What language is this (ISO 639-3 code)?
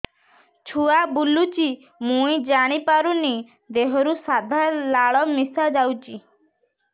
ori